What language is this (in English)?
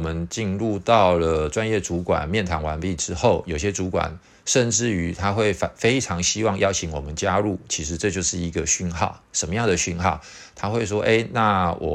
Chinese